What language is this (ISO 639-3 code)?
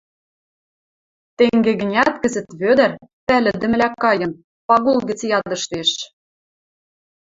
mrj